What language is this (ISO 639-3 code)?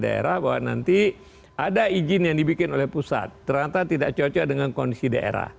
ind